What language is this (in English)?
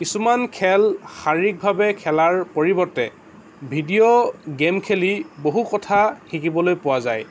Assamese